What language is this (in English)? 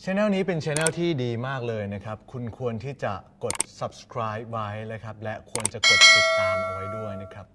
Thai